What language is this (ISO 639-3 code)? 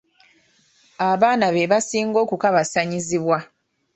lug